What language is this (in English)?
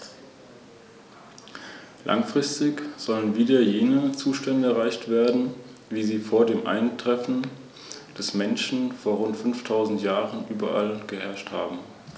German